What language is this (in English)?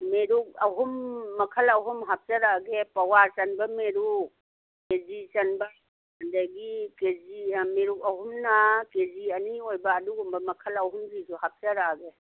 Manipuri